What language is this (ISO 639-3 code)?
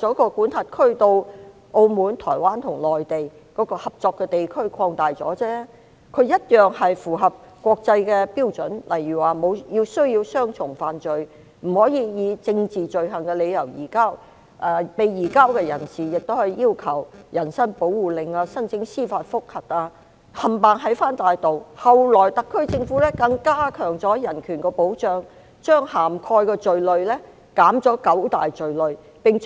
yue